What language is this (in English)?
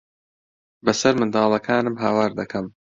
Central Kurdish